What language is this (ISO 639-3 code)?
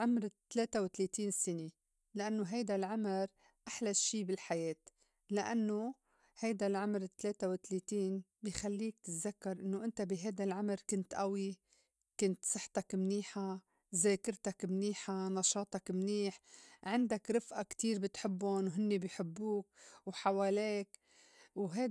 apc